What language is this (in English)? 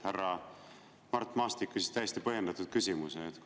Estonian